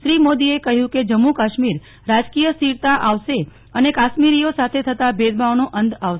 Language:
Gujarati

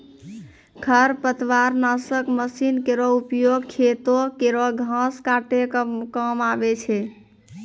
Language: Maithili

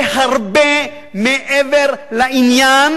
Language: Hebrew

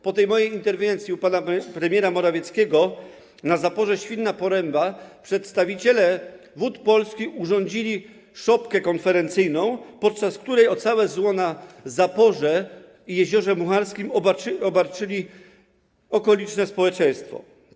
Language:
Polish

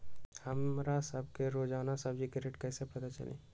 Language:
Magahi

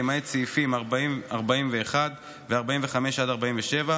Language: Hebrew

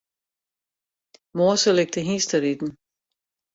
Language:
Western Frisian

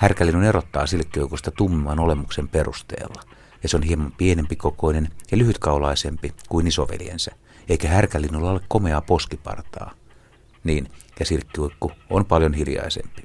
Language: Finnish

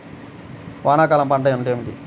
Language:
Telugu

